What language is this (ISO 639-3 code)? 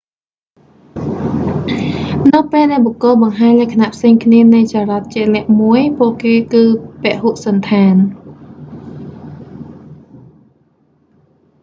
khm